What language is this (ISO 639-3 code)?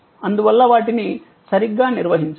tel